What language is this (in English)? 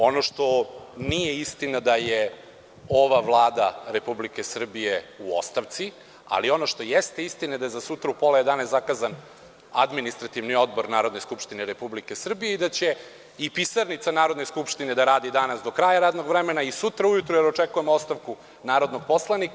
Serbian